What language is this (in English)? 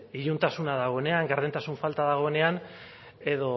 Basque